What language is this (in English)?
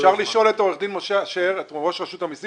Hebrew